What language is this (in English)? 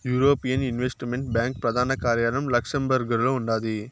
Telugu